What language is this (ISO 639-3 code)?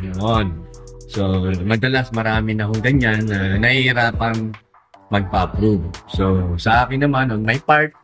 fil